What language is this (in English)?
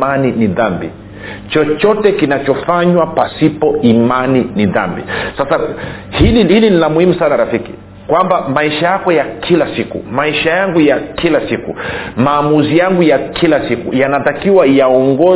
Swahili